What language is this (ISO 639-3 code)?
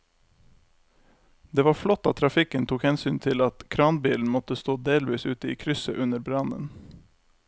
nor